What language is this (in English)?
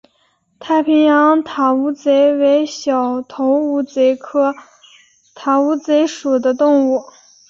Chinese